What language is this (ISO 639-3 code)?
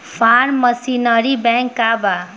bho